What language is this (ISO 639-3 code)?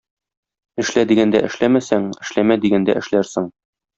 tat